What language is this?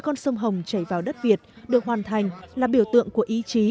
Vietnamese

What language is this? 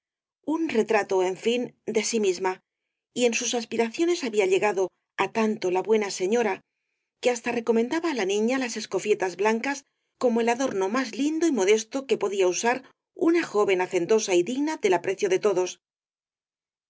Spanish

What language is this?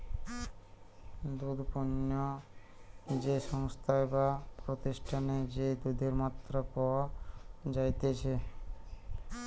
Bangla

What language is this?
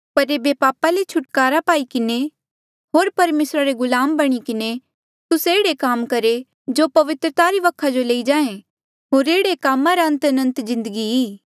Mandeali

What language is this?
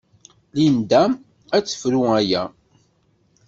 Kabyle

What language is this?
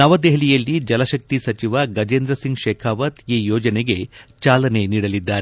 Kannada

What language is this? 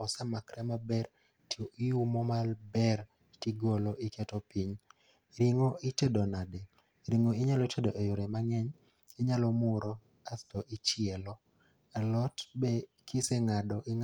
Luo (Kenya and Tanzania)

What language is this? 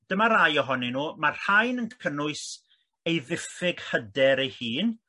Welsh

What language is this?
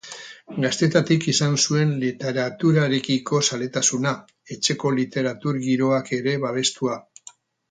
Basque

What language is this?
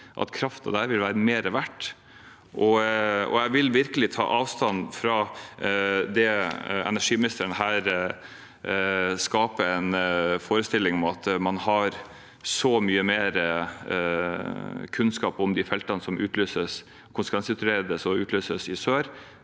Norwegian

